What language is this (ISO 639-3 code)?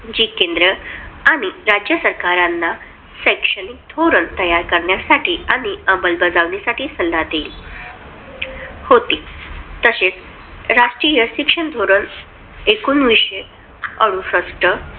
mar